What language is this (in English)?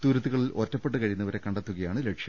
Malayalam